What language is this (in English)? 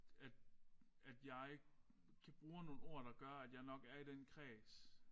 Danish